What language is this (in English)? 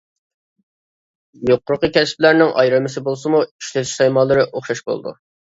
Uyghur